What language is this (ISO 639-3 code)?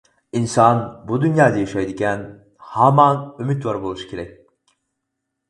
uig